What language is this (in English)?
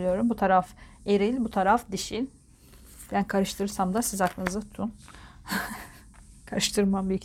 Turkish